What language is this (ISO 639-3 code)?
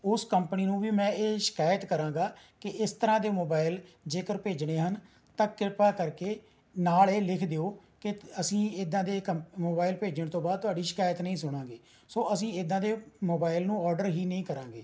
pan